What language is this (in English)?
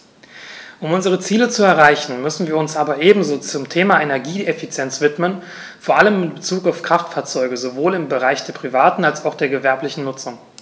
German